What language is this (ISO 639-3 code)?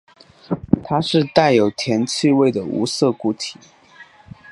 zho